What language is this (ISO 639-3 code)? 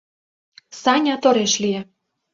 chm